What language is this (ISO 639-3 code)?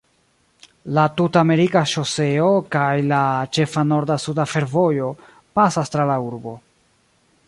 epo